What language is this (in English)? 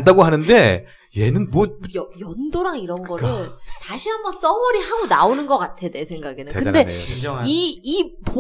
Korean